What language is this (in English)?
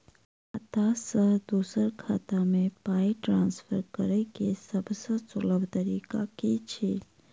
Maithili